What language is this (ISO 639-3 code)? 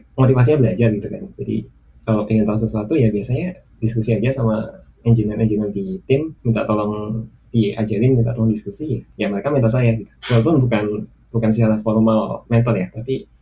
ind